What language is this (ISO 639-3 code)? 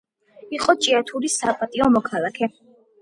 kat